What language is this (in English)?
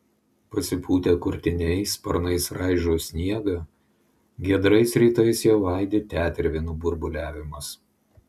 Lithuanian